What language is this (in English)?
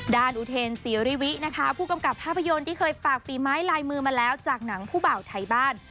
Thai